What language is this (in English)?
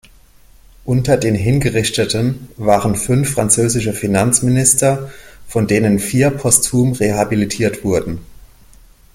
German